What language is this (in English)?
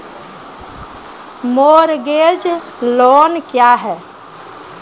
Maithili